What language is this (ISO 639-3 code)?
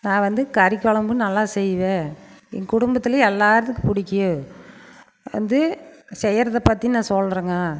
tam